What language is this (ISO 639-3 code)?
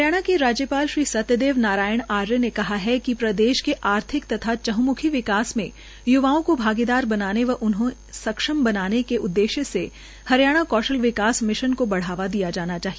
hin